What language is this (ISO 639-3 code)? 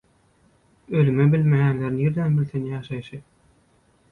tuk